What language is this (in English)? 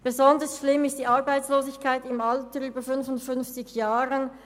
Swiss German